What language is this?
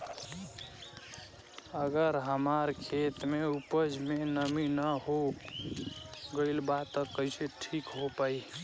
Bhojpuri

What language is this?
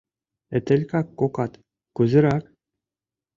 Mari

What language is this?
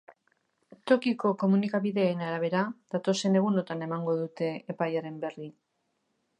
Basque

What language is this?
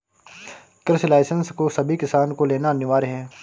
Hindi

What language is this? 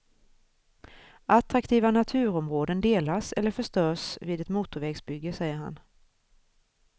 Swedish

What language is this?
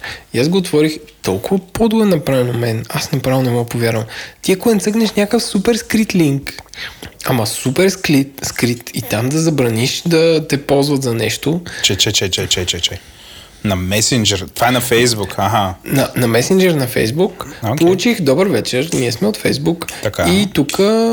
Bulgarian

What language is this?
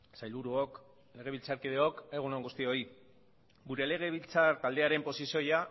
Basque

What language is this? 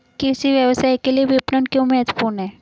Hindi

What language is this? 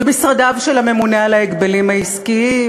Hebrew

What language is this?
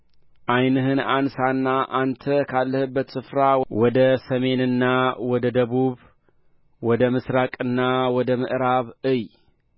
Amharic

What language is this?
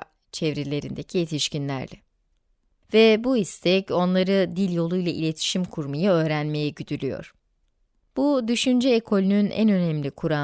Turkish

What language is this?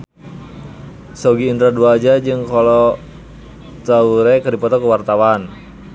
Sundanese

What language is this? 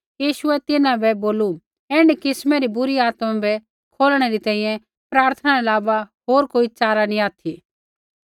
Kullu Pahari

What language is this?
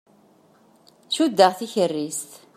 Kabyle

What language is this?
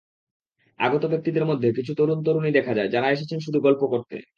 Bangla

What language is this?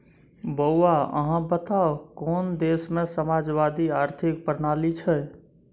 Maithili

